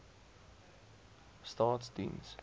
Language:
Afrikaans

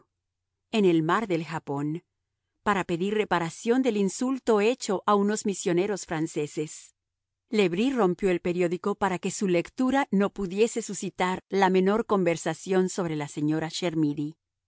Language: Spanish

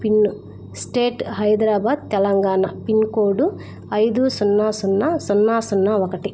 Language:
Telugu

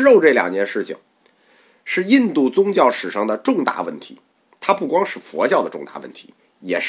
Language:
Chinese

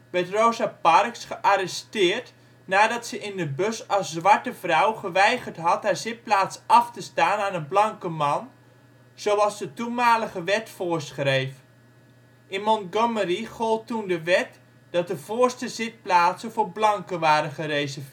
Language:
Dutch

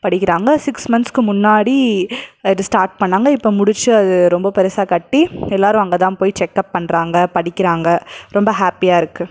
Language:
Tamil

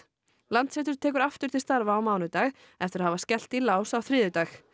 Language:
Icelandic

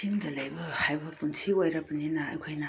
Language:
Manipuri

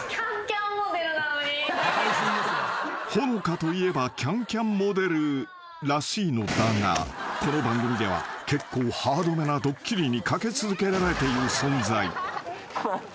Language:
Japanese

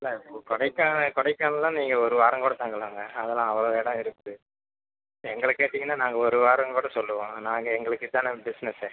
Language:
Tamil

